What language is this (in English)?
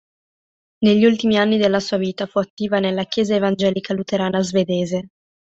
Italian